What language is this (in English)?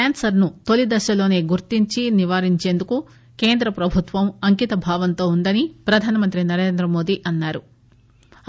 Telugu